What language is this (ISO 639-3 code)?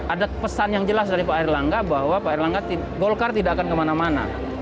ind